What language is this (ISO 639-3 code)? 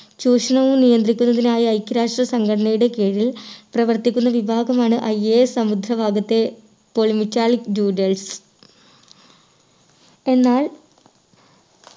mal